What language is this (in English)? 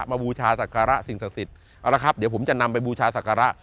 Thai